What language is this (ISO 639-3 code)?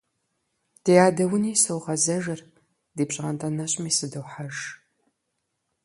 kbd